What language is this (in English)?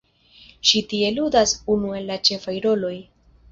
Esperanto